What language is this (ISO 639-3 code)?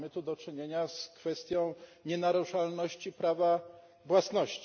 pol